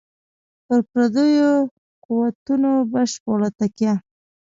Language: Pashto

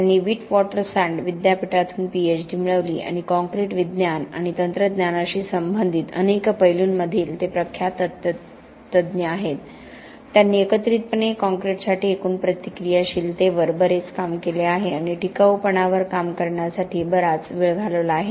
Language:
Marathi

